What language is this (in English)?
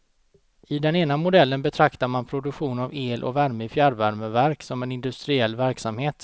Swedish